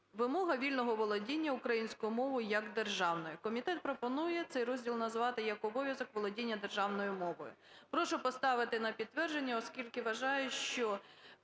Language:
Ukrainian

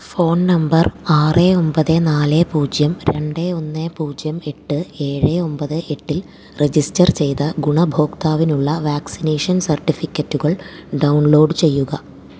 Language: Malayalam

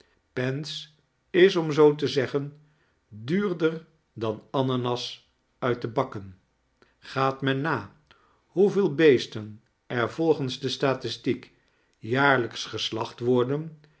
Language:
Dutch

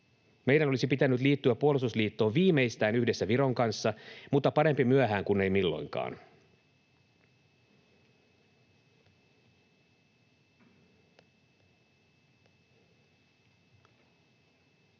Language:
Finnish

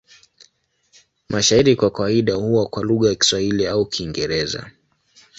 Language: Swahili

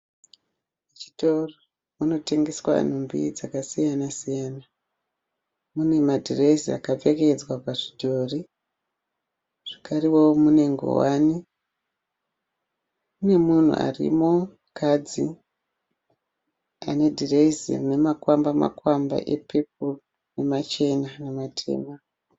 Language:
Shona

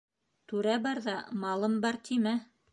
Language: Bashkir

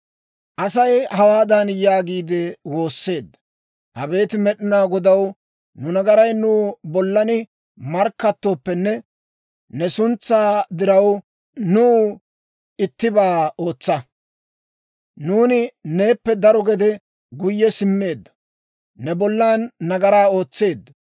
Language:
Dawro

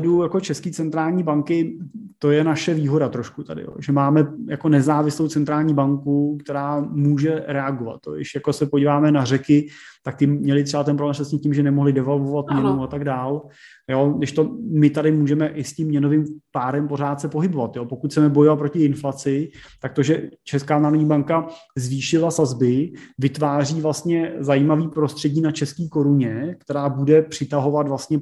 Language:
Czech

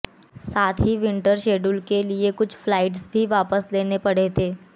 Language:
Hindi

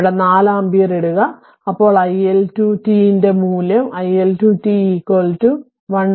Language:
Malayalam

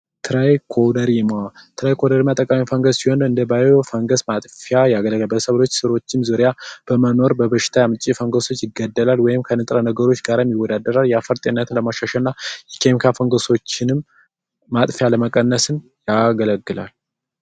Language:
Amharic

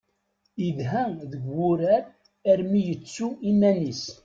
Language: Kabyle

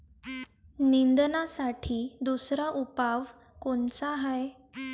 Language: Marathi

